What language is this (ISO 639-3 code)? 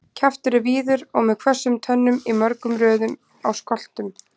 isl